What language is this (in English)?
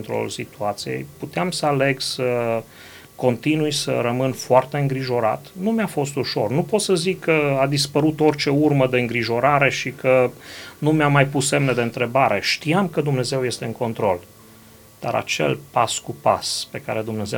Romanian